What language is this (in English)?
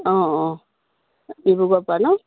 Assamese